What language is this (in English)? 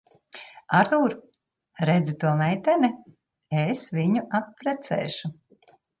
Latvian